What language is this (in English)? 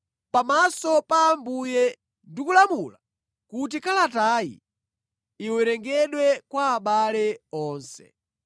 Nyanja